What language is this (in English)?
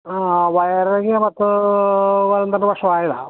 Malayalam